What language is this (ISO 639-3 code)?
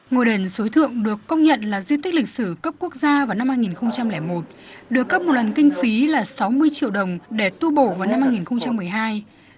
vie